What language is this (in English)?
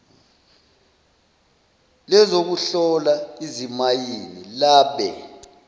Zulu